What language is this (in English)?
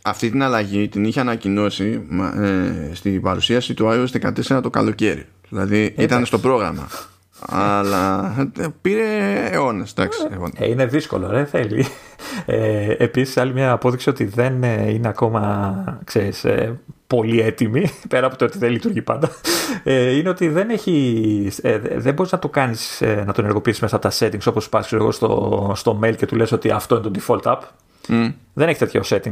Greek